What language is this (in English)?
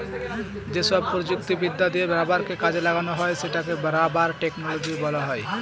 Bangla